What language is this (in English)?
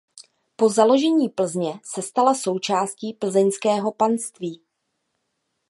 Czech